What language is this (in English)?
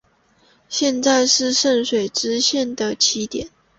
Chinese